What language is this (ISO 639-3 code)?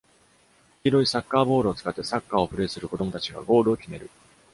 jpn